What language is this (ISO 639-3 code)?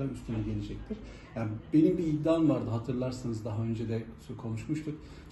tur